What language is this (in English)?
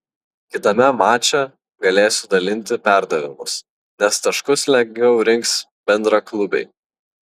Lithuanian